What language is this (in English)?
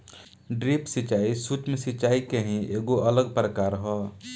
Bhojpuri